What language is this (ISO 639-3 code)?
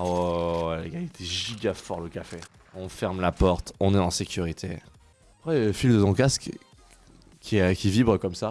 fra